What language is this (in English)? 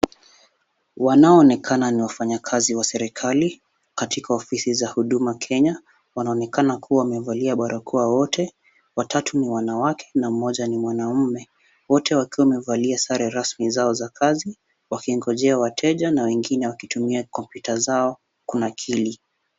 Swahili